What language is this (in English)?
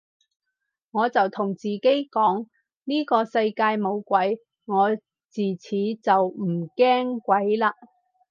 Cantonese